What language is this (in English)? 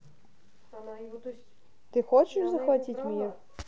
Russian